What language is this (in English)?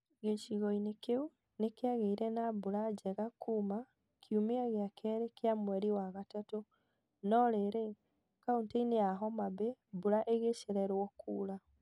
Kikuyu